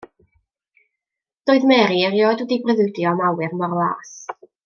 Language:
Welsh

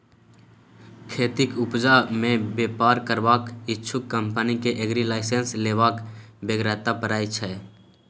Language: Maithili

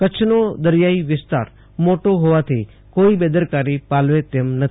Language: Gujarati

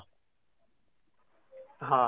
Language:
Odia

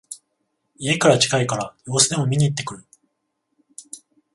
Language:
Japanese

